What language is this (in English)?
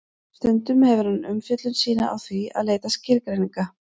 Icelandic